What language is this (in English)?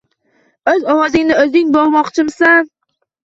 Uzbek